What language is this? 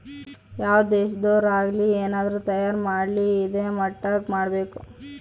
Kannada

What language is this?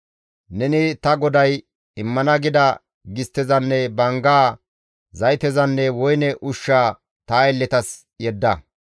Gamo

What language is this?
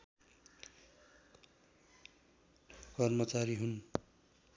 Nepali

